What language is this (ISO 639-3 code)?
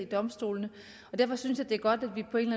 dan